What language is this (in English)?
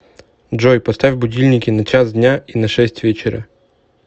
Russian